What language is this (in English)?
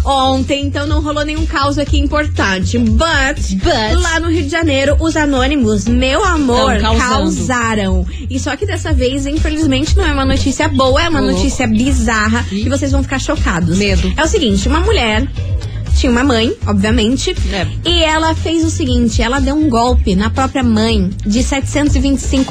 Portuguese